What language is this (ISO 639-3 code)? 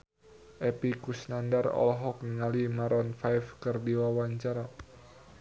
sun